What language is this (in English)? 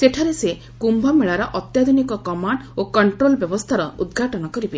Odia